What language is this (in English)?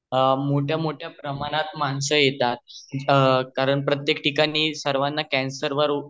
Marathi